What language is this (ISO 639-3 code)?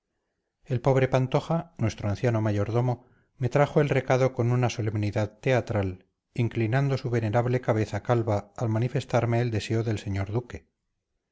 spa